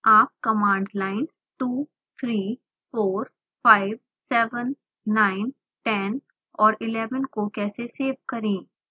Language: Hindi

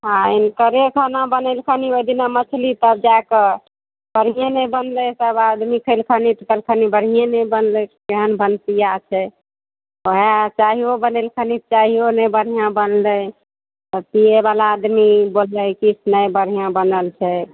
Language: Maithili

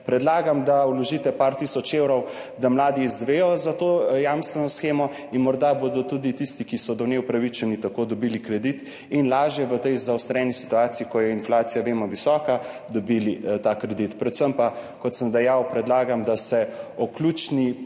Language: Slovenian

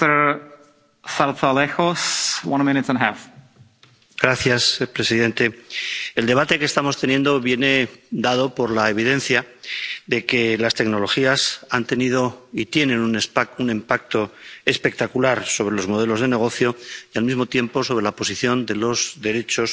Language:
Spanish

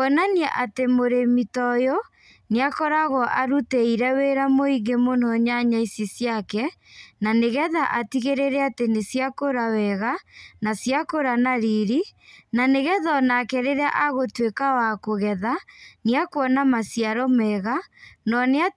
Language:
Kikuyu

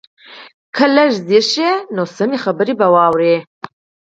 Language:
Pashto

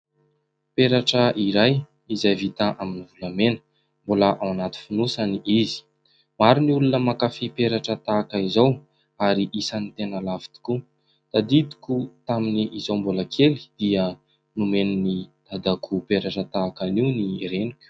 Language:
Malagasy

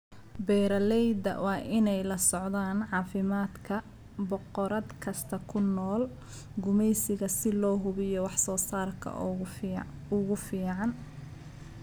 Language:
Somali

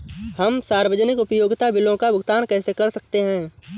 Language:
Hindi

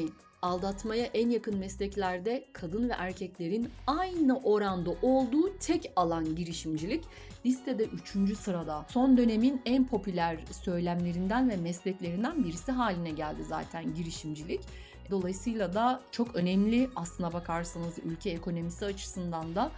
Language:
Turkish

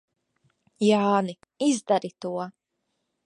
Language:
Latvian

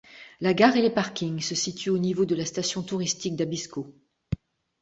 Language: French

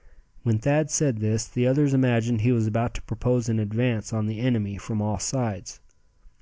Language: English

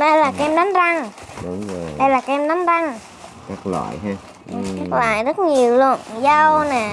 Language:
Vietnamese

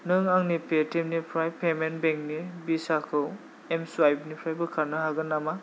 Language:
Bodo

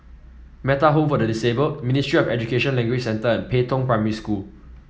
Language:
English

